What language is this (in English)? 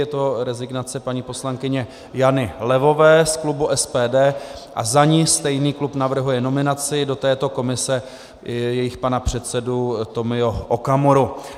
Czech